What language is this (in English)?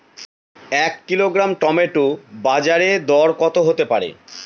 Bangla